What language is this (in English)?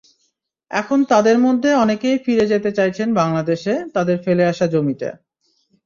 Bangla